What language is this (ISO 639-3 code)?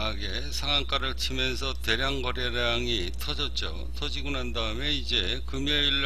kor